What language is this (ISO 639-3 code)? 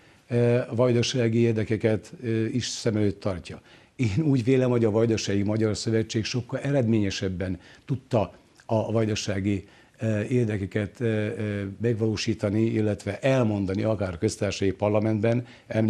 hun